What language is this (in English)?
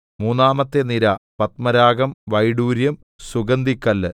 Malayalam